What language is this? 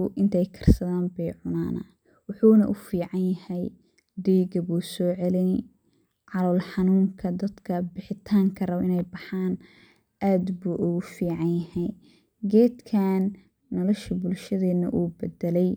Somali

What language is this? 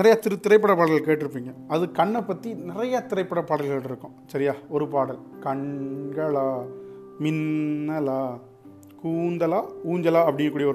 Tamil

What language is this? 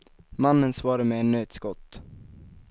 Swedish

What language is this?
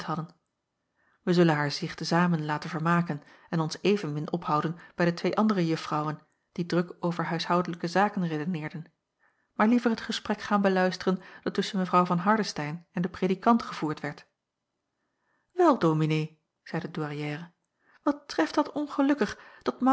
Dutch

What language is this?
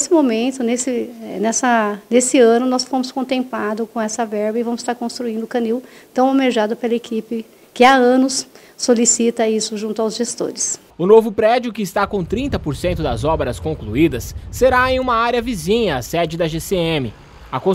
Portuguese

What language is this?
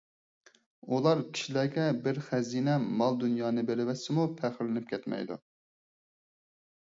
Uyghur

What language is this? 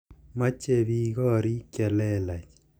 Kalenjin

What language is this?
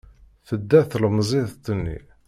Kabyle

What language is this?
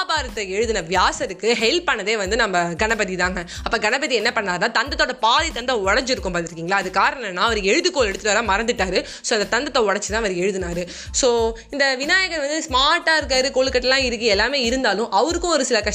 Tamil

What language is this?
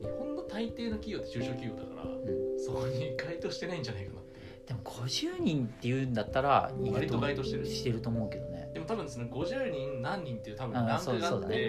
Japanese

